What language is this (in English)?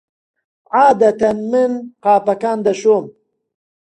Central Kurdish